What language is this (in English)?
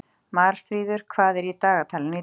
Icelandic